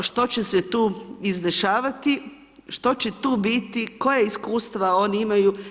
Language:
Croatian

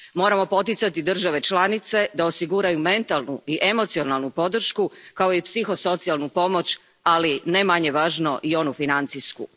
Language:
Croatian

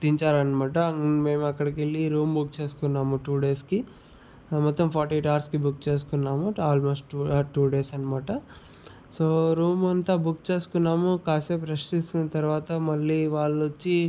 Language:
Telugu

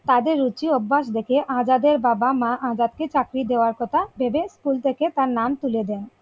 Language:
Bangla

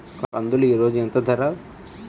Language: Telugu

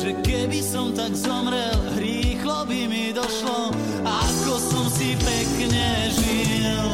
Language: Slovak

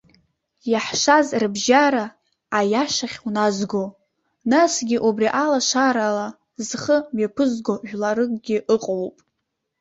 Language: Abkhazian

